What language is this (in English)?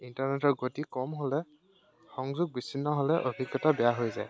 Assamese